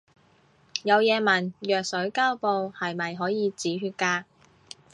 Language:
Cantonese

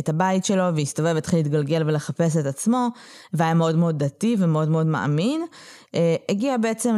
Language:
Hebrew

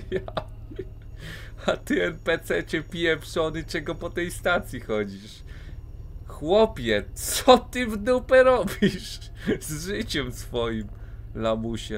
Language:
Polish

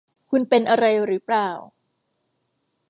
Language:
Thai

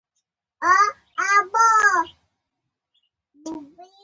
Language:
Pashto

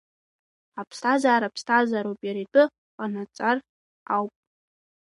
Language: Abkhazian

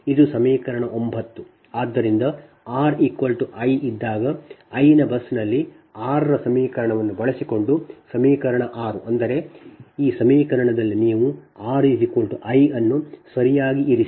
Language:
Kannada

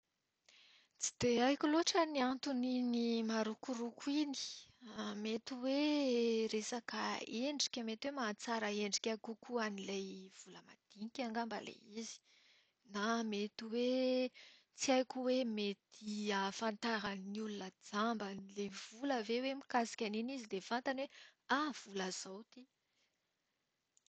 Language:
Malagasy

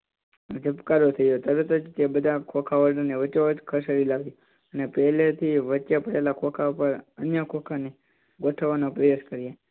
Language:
Gujarati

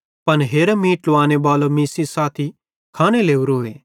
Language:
Bhadrawahi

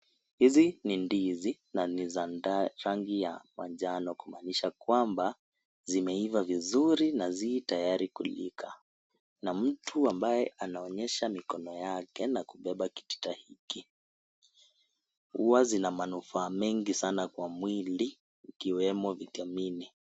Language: Swahili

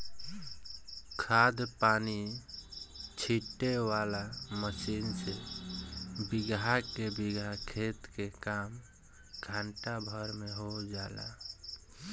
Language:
Bhojpuri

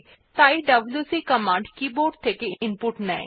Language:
Bangla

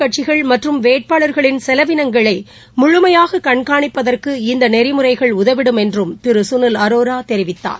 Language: Tamil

